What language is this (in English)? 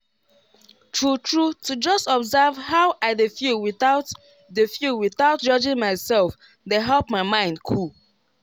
Nigerian Pidgin